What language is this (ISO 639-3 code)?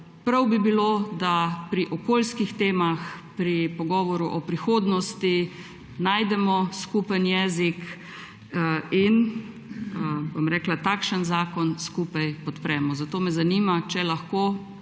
slv